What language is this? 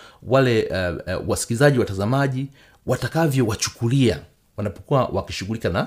Swahili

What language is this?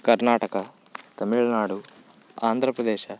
Kannada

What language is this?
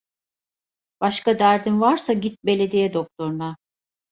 Turkish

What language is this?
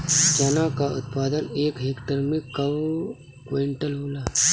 Bhojpuri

